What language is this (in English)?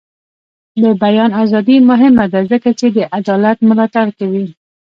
Pashto